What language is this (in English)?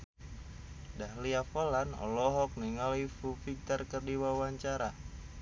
Sundanese